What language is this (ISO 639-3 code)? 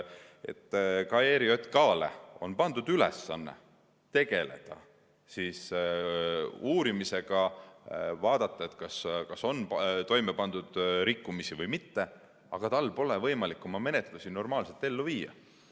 est